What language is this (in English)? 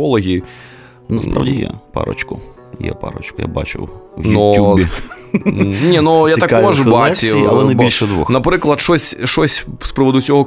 Ukrainian